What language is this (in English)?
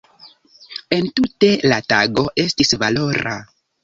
Esperanto